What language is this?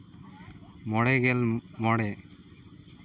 Santali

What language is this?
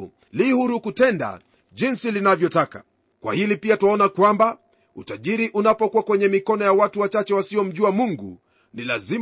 Swahili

